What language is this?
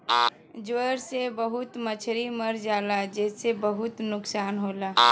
Bhojpuri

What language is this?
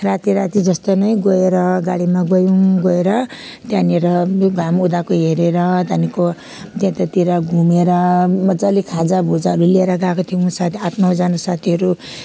Nepali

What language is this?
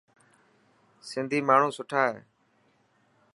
Dhatki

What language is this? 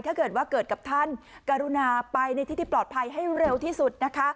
Thai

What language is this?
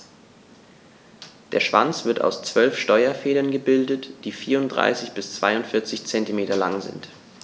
German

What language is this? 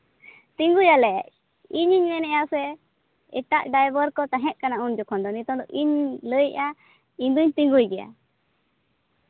Santali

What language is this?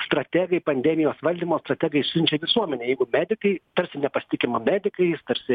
Lithuanian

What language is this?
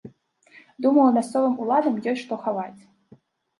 Belarusian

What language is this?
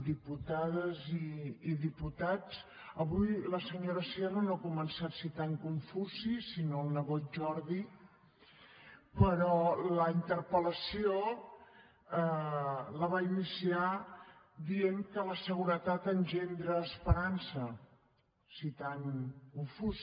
Catalan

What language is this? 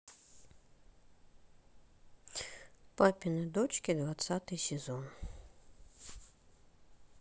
Russian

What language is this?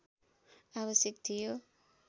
Nepali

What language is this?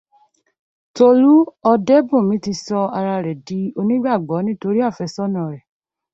Yoruba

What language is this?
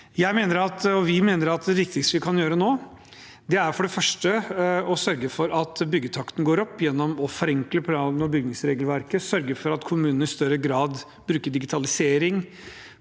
Norwegian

